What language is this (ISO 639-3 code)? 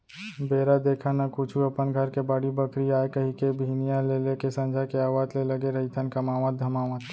hne